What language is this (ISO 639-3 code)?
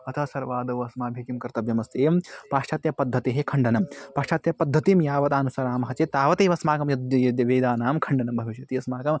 san